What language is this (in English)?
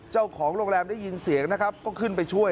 Thai